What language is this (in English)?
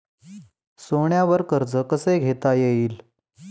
Marathi